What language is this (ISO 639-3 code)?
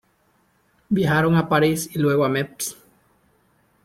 spa